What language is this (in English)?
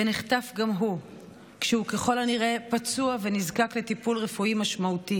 Hebrew